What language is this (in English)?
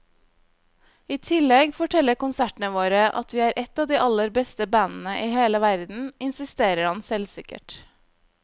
Norwegian